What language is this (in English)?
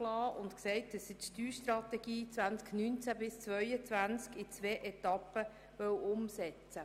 Swiss German